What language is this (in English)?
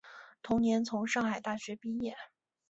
Chinese